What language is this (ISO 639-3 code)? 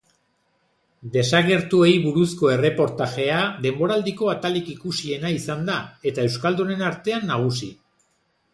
eus